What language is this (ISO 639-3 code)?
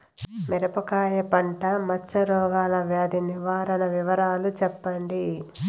tel